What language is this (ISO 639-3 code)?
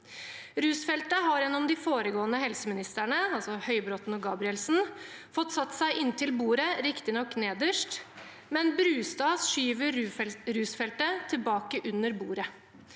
nor